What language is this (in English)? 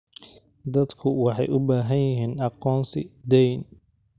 Somali